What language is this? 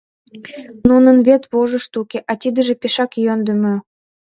Mari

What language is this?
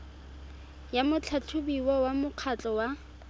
Tswana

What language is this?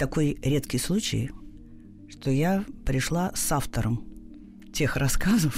Russian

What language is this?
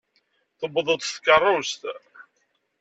Kabyle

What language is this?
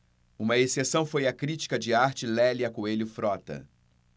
Portuguese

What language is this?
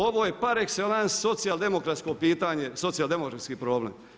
Croatian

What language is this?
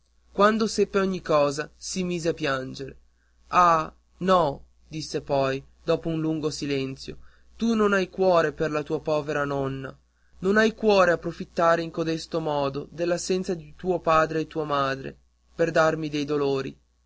Italian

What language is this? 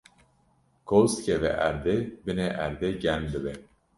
Kurdish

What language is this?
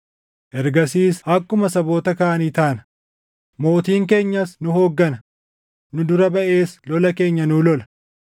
Oromo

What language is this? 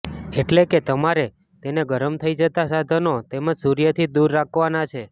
Gujarati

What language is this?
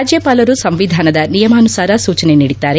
Kannada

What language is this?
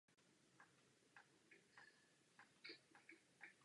Czech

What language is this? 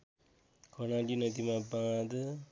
Nepali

